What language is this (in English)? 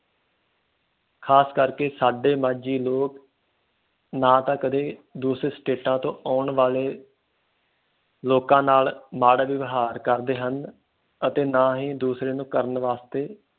Punjabi